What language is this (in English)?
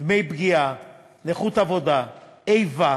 Hebrew